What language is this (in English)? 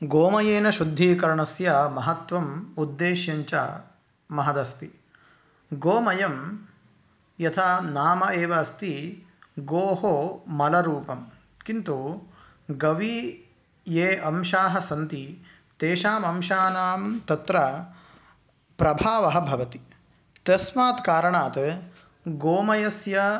Sanskrit